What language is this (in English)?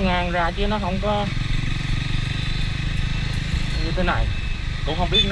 Vietnamese